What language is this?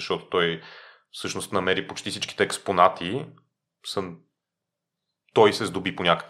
Bulgarian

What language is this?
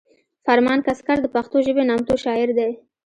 Pashto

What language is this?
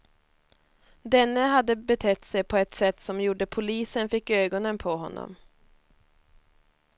Swedish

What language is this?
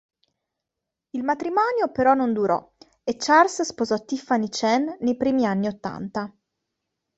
Italian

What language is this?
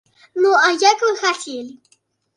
Belarusian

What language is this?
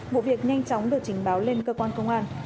Vietnamese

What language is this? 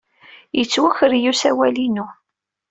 Kabyle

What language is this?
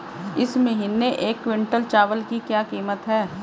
Hindi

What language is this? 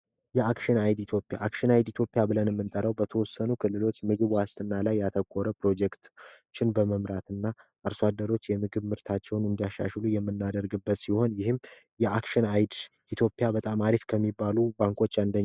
Amharic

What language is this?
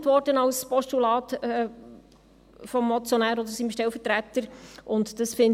Swiss German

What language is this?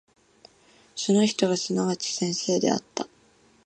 Japanese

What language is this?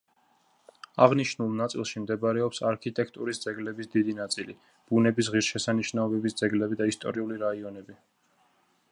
Georgian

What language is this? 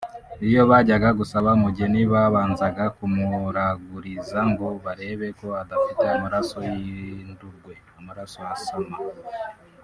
Kinyarwanda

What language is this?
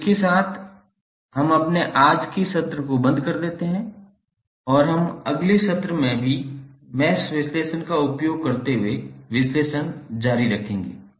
Hindi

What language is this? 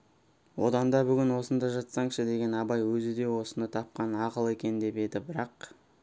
Kazakh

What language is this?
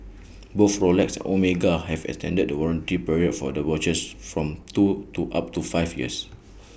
English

